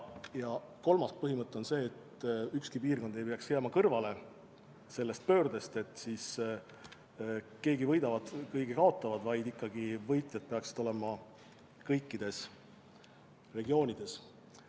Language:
Estonian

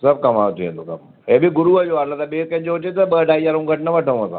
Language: Sindhi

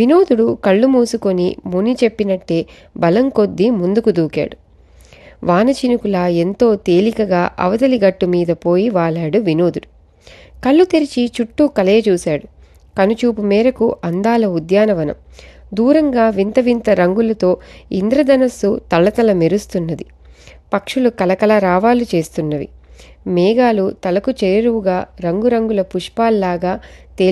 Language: Telugu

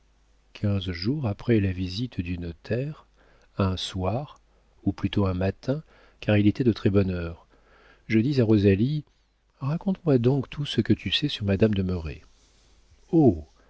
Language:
French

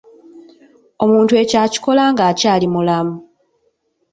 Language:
Ganda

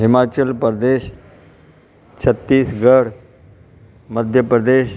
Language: Sindhi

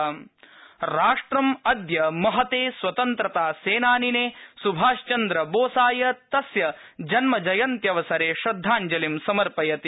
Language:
Sanskrit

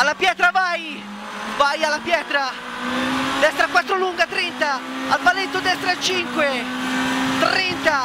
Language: Italian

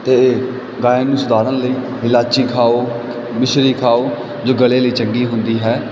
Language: Punjabi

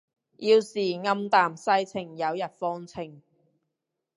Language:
Cantonese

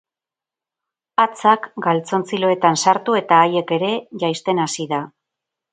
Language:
Basque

